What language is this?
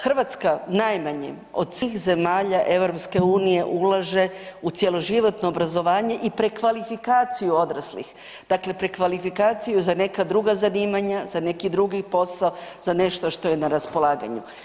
Croatian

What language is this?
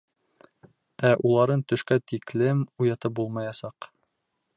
Bashkir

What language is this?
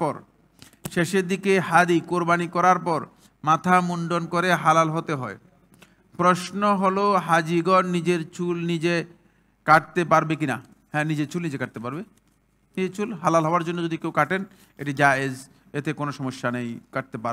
Arabic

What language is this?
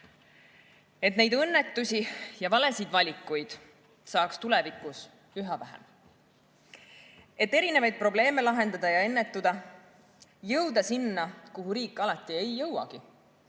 Estonian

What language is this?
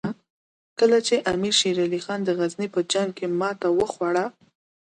Pashto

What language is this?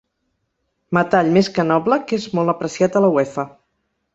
Catalan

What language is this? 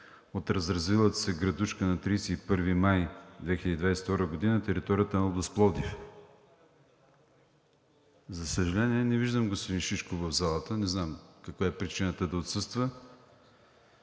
Bulgarian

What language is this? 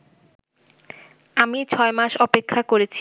Bangla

